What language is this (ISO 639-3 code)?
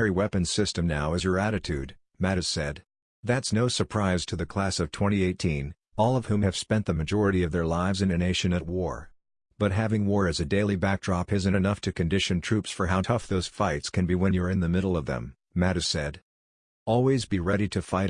eng